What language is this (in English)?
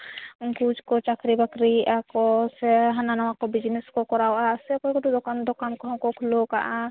Santali